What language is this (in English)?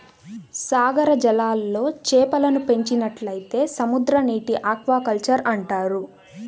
Telugu